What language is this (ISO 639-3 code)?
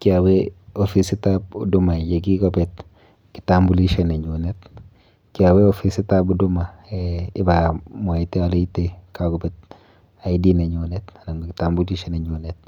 kln